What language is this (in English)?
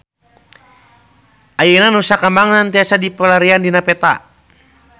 Sundanese